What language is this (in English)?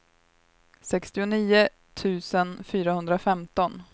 Swedish